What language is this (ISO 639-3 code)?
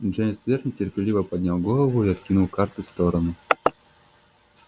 rus